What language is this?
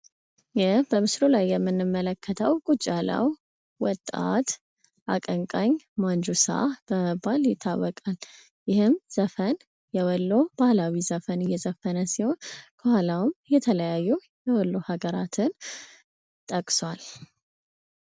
Amharic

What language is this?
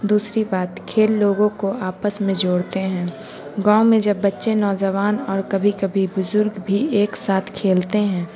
Urdu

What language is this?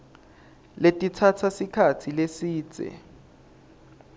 Swati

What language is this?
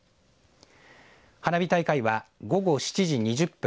Japanese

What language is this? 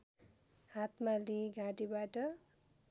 Nepali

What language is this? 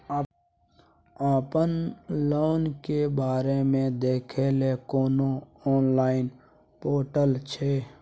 Maithili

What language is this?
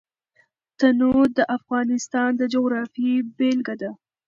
Pashto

